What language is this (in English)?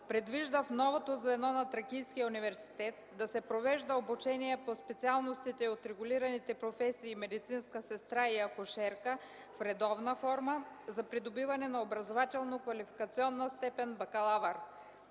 Bulgarian